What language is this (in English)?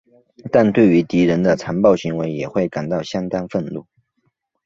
Chinese